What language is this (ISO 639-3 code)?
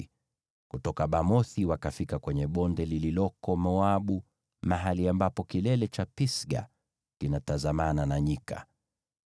swa